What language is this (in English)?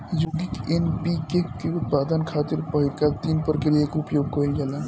Bhojpuri